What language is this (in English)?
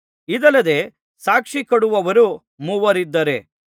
Kannada